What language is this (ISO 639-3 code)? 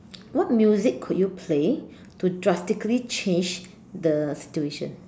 eng